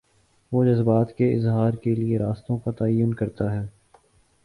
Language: Urdu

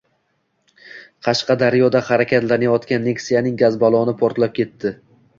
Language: Uzbek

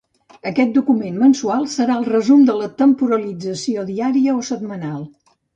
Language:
Catalan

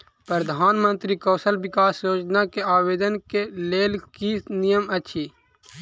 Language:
Maithili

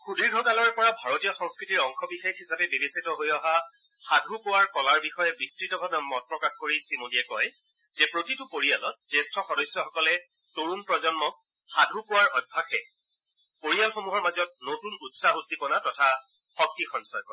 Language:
Assamese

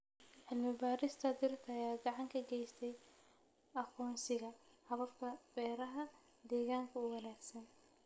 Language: Somali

